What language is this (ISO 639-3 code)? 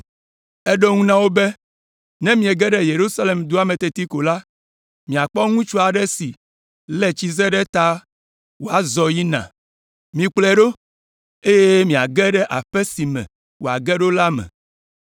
ewe